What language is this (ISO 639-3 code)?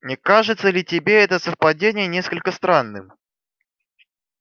rus